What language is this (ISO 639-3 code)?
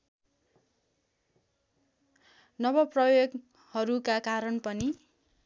nep